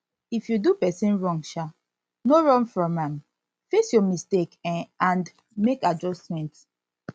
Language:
Nigerian Pidgin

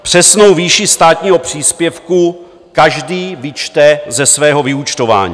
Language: Czech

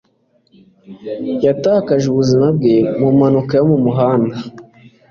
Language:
Kinyarwanda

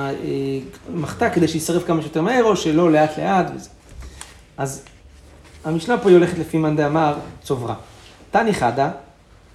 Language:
Hebrew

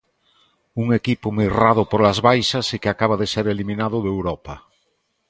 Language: Galician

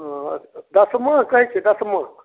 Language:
Maithili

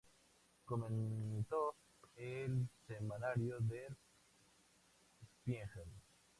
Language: Spanish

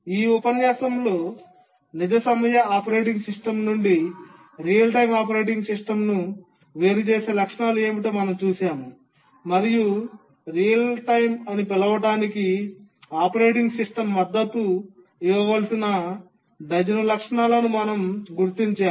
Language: Telugu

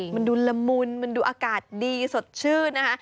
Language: Thai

